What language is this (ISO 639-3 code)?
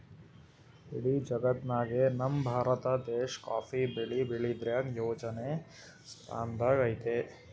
kan